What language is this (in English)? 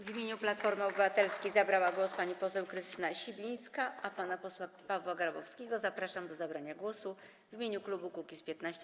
Polish